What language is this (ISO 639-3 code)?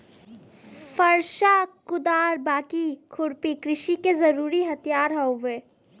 bho